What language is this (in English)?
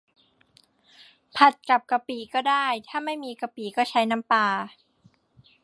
Thai